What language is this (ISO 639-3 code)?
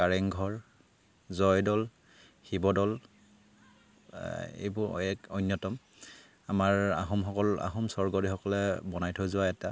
asm